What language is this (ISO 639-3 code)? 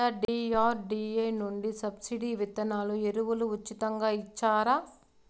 tel